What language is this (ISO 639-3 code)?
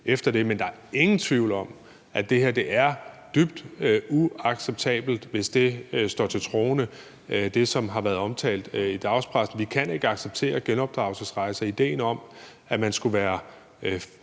dan